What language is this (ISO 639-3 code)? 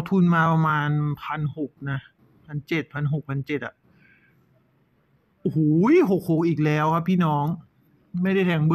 tha